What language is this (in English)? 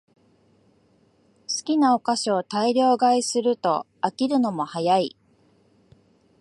Japanese